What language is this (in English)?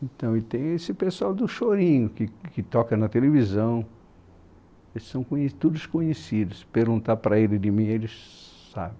Portuguese